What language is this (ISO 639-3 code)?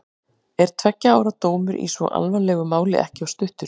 isl